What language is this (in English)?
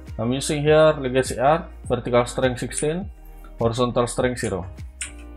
Indonesian